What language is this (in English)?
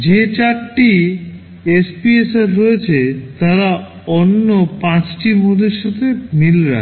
Bangla